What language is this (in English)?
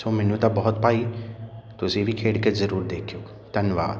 Punjabi